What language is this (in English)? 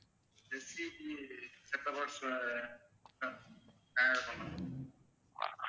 Tamil